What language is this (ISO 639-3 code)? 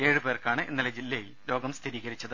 mal